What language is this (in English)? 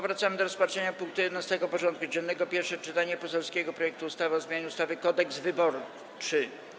Polish